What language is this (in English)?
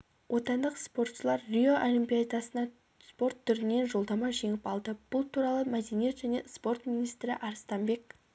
Kazakh